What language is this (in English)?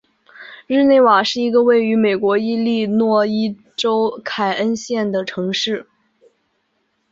Chinese